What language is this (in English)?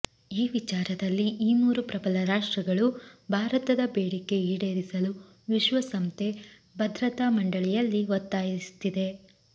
Kannada